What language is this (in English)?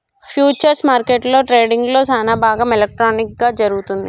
Telugu